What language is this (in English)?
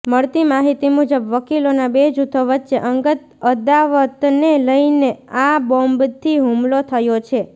Gujarati